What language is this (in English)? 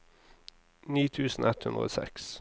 Norwegian